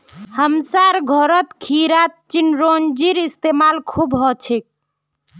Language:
Magahi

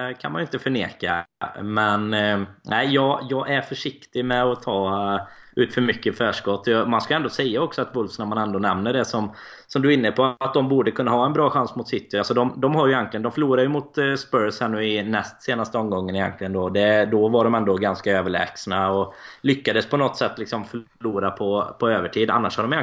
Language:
Swedish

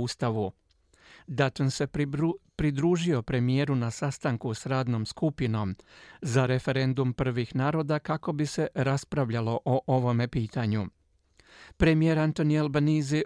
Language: Croatian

